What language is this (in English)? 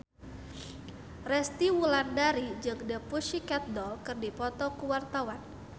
Sundanese